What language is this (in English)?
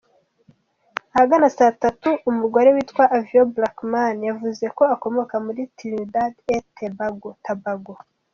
Kinyarwanda